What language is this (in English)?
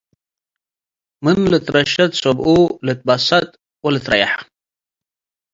Tigre